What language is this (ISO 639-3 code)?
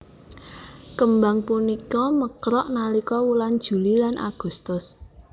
jav